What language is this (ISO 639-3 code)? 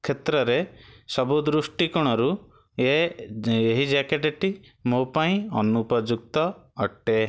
ori